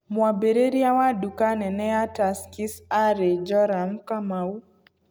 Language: Kikuyu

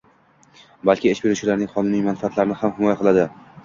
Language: Uzbek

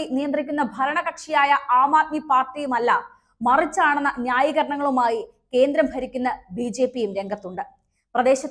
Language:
Malayalam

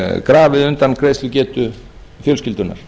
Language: Icelandic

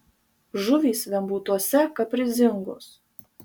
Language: Lithuanian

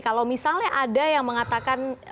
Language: Indonesian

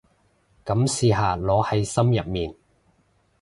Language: Cantonese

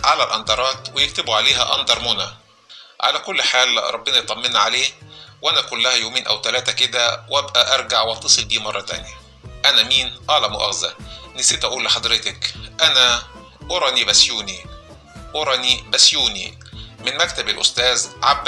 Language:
Arabic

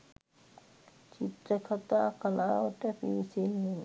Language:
Sinhala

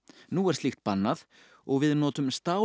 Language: Icelandic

